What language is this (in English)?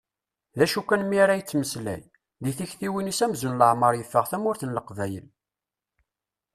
Kabyle